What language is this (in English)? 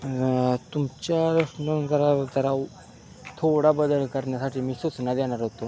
Marathi